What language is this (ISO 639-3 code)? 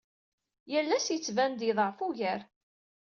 kab